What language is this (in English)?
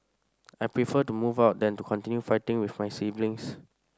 English